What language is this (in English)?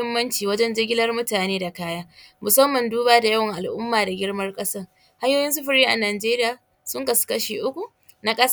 Hausa